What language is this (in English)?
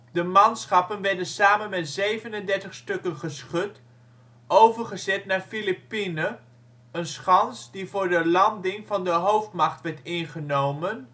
Dutch